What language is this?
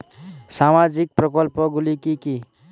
Bangla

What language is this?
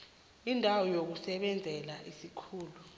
South Ndebele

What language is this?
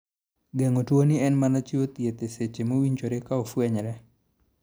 Luo (Kenya and Tanzania)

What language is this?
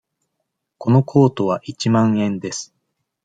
Japanese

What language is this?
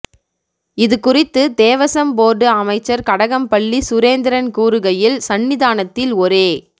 Tamil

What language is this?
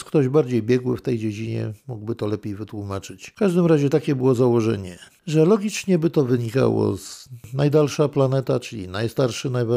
Polish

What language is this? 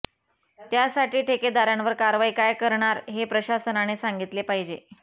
Marathi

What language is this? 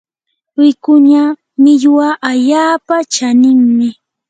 Yanahuanca Pasco Quechua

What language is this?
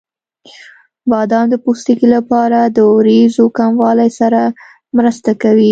Pashto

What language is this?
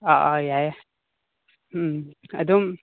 Manipuri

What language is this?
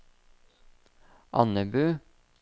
Norwegian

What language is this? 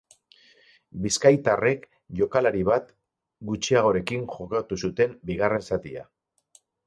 Basque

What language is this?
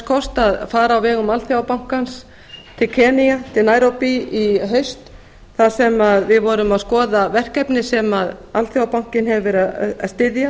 Icelandic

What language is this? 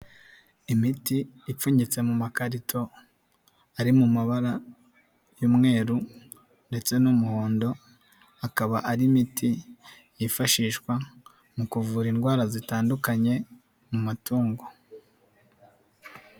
Kinyarwanda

